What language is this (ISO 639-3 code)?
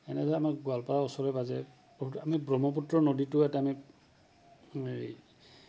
asm